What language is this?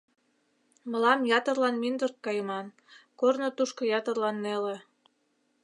Mari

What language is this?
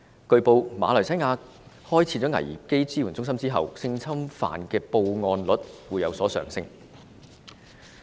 Cantonese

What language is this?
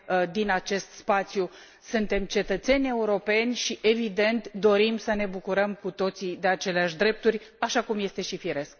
Romanian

